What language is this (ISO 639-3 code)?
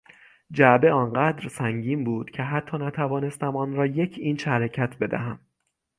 fas